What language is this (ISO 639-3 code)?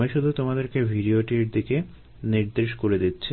ben